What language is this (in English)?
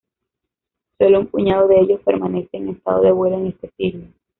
Spanish